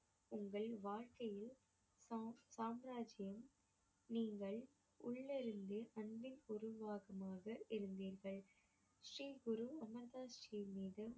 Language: Tamil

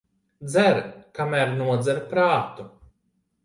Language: Latvian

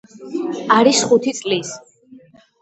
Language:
Georgian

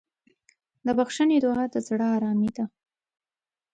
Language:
Pashto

